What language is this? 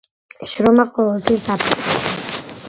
Georgian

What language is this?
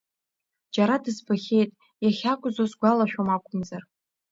Abkhazian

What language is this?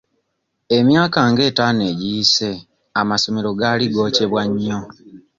Ganda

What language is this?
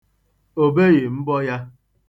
Igbo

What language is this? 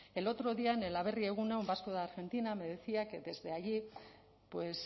Spanish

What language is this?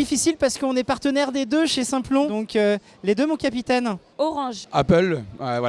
French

